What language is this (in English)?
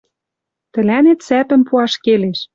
Western Mari